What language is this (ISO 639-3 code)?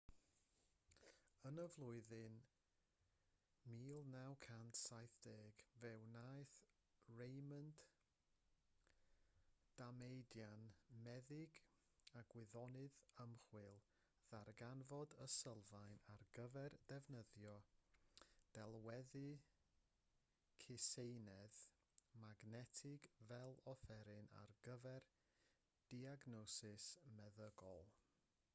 cym